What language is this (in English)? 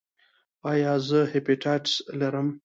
Pashto